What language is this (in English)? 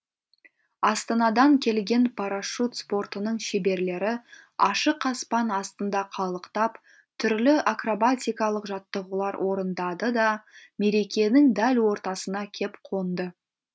Kazakh